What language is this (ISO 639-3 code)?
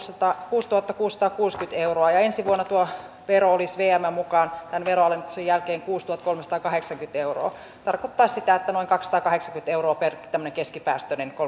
fin